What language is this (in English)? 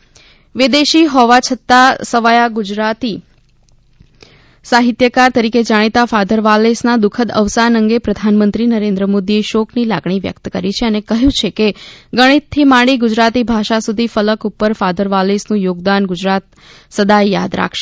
Gujarati